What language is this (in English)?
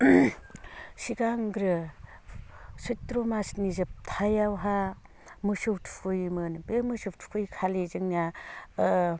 Bodo